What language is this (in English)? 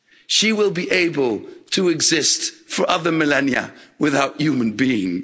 English